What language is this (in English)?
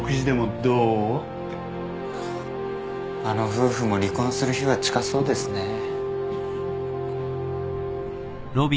Japanese